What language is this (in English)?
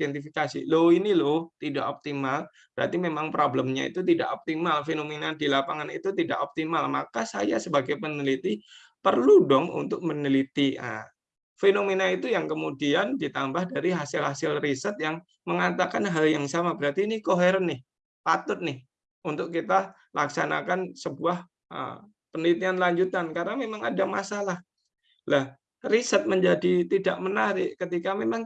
Indonesian